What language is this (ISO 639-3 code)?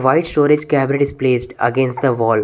eng